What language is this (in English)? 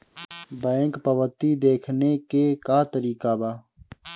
Bhojpuri